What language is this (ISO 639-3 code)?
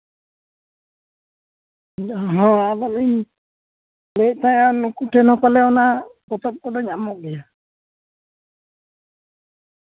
sat